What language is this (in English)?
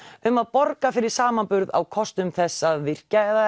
Icelandic